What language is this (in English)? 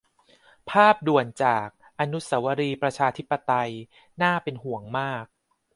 Thai